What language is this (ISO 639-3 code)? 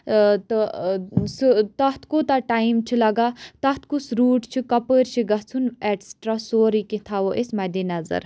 kas